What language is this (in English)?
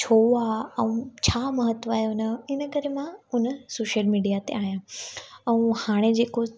Sindhi